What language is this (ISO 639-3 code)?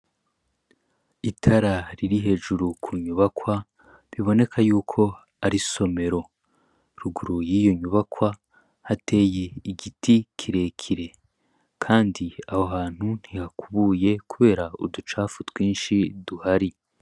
run